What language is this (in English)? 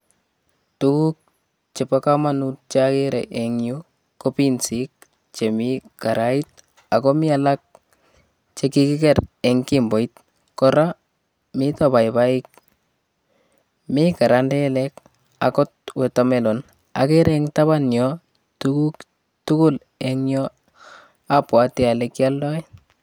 Kalenjin